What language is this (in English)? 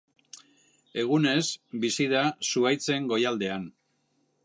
Basque